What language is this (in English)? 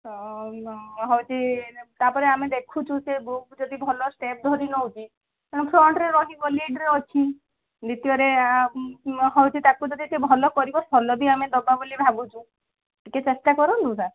Odia